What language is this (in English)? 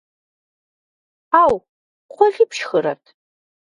Kabardian